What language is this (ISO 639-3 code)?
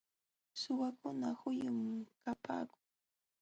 qxw